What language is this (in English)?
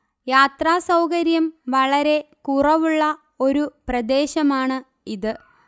Malayalam